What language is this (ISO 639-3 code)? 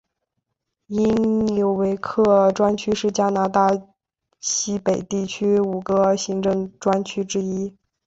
zho